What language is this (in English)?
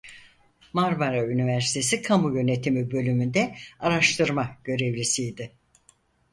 Turkish